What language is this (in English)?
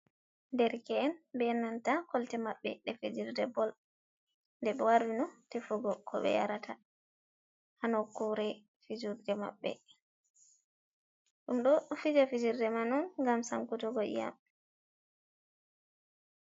Fula